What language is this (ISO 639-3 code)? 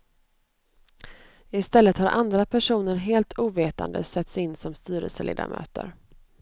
swe